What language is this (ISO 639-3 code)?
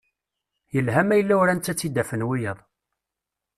kab